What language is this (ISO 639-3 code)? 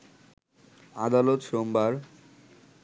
ben